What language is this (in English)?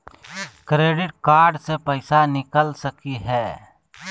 Magahi